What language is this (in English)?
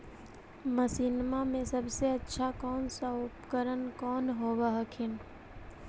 Magahi